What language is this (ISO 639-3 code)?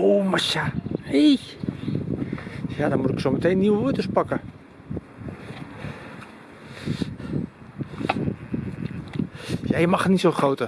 nld